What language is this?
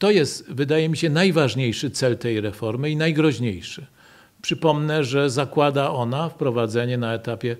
Polish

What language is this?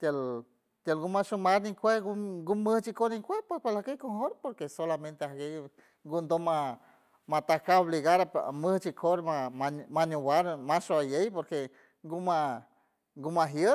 San Francisco Del Mar Huave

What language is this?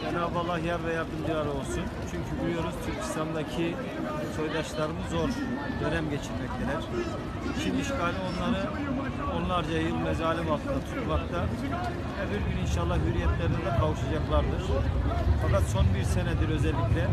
Turkish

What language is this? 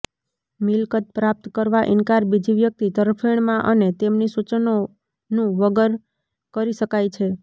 Gujarati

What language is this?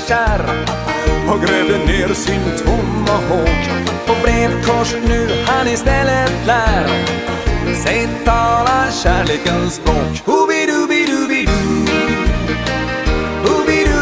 Swedish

